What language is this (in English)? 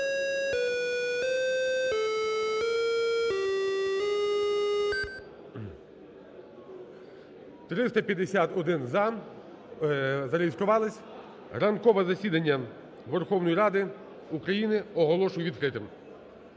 Ukrainian